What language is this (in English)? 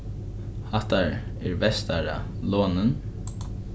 Faroese